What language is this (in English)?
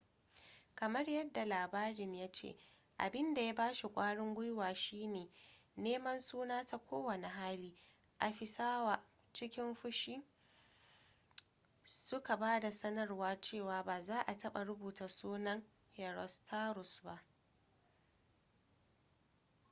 Hausa